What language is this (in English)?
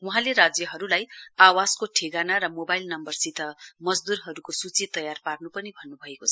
Nepali